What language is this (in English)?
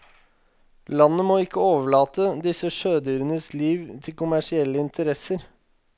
Norwegian